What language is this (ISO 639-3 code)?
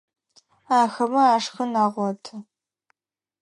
ady